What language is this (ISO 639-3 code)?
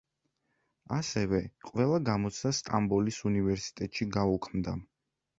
kat